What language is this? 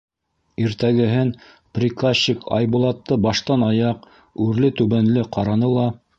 Bashkir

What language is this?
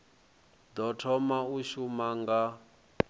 Venda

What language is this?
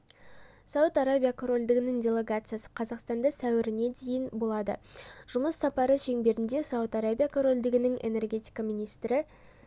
Kazakh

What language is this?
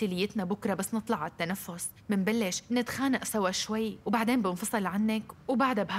Arabic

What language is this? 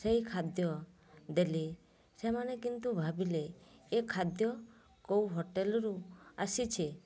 Odia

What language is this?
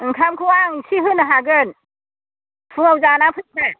Bodo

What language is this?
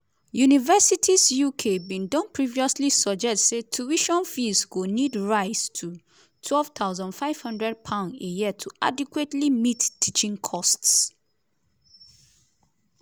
Nigerian Pidgin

